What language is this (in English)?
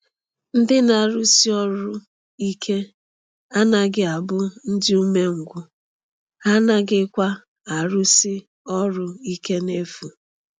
Igbo